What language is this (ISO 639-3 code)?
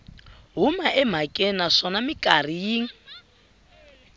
tso